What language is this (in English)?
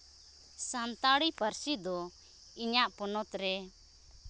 Santali